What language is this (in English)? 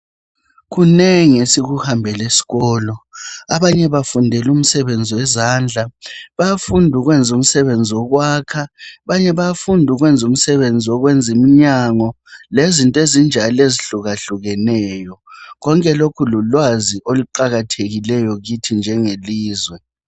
North Ndebele